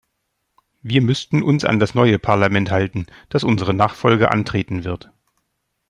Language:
German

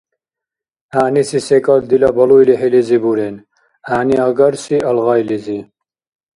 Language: Dargwa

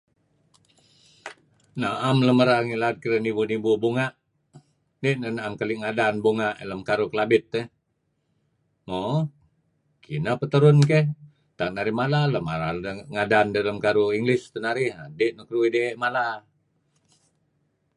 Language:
Kelabit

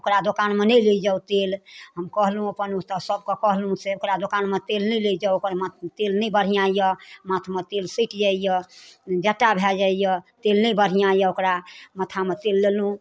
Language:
Maithili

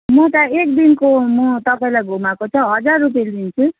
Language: Nepali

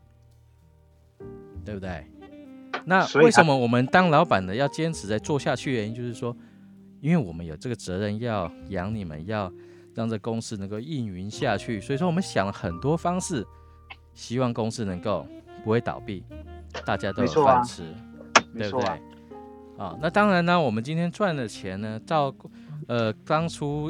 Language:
Chinese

